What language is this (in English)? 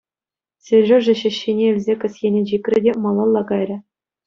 Chuvash